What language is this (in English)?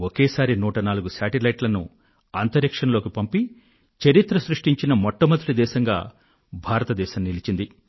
Telugu